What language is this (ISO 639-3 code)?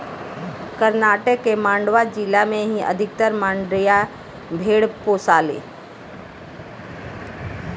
bho